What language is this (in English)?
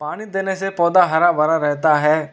Hindi